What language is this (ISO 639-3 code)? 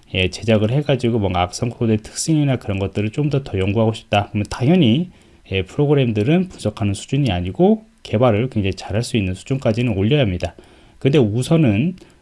kor